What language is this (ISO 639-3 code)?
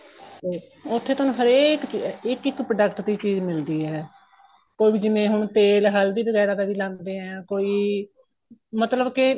pan